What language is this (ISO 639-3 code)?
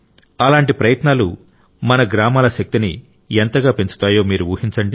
tel